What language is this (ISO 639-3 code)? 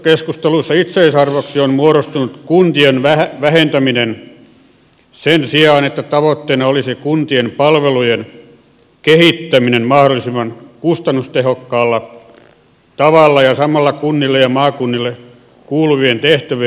fin